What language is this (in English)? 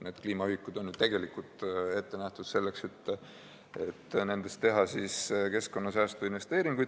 Estonian